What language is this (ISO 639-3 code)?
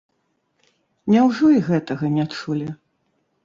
bel